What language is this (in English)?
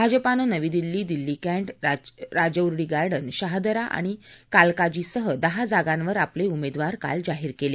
Marathi